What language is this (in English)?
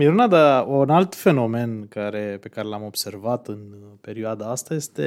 Romanian